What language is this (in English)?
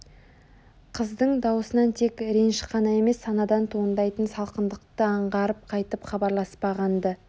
Kazakh